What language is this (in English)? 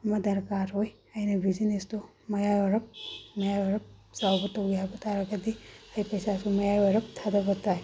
Manipuri